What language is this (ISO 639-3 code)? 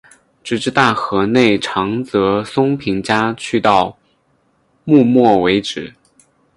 zho